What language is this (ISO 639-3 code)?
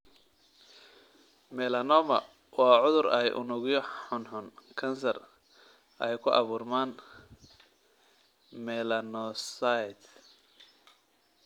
som